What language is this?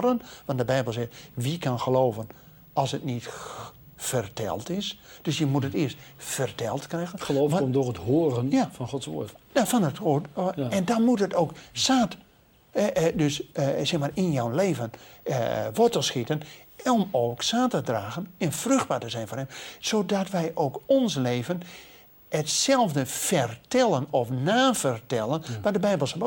Dutch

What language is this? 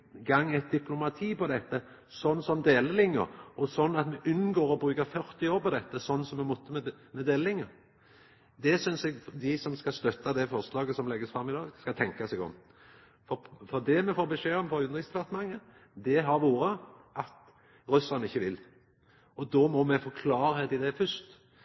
Norwegian Nynorsk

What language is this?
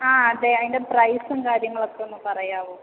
Malayalam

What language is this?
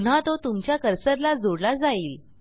Marathi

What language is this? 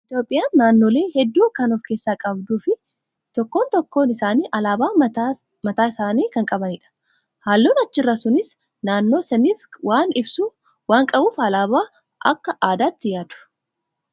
Oromo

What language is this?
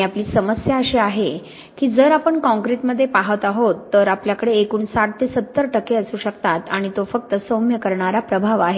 Marathi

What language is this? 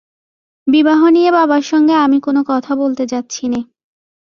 Bangla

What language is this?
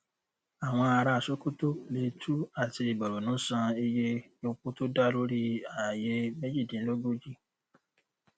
Yoruba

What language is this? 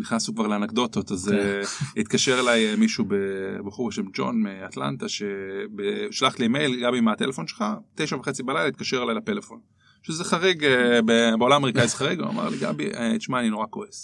Hebrew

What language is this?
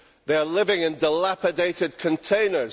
English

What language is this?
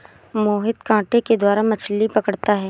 Hindi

